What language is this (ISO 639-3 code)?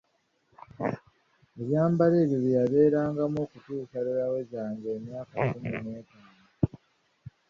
lug